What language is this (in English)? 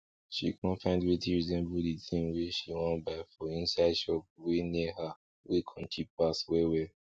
Nigerian Pidgin